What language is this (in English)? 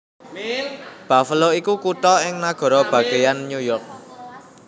Javanese